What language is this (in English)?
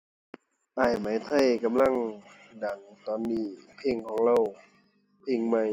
Thai